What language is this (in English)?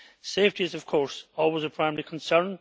English